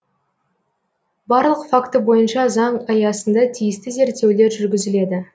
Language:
Kazakh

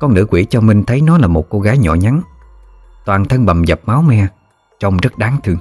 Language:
Vietnamese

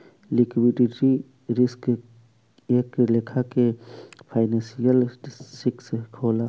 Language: Bhojpuri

